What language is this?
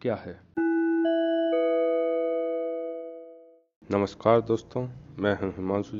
Hindi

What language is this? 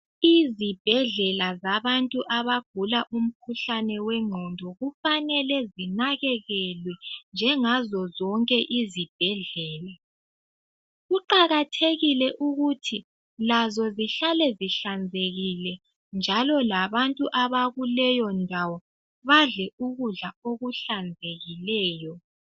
North Ndebele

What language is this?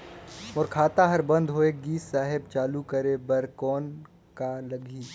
Chhattisgarhi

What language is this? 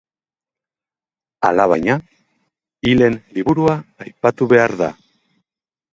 Basque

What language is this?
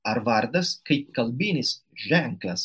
Lithuanian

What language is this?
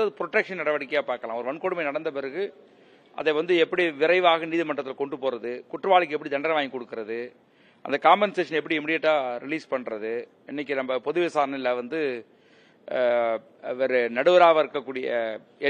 Tamil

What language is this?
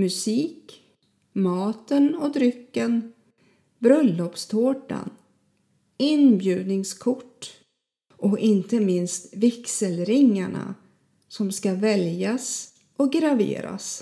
Swedish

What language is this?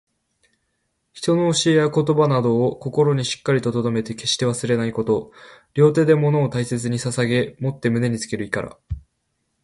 Japanese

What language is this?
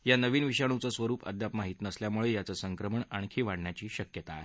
Marathi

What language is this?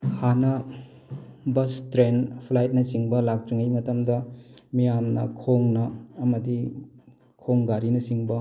Manipuri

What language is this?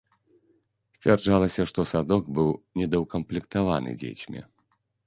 Belarusian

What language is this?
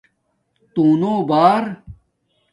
Domaaki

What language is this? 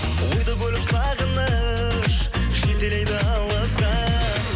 Kazakh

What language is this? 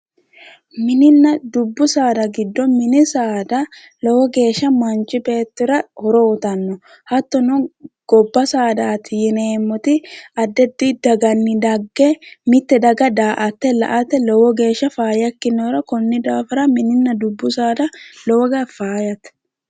Sidamo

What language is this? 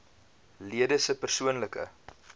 Afrikaans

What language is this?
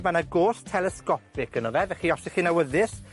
Welsh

